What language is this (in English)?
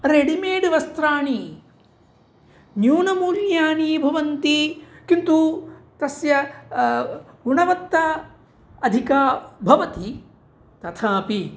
Sanskrit